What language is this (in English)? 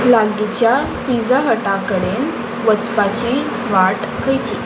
Konkani